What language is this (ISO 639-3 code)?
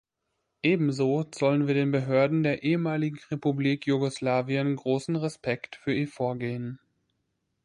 deu